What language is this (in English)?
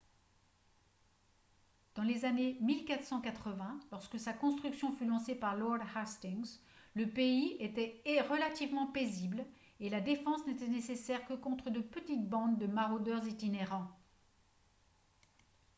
French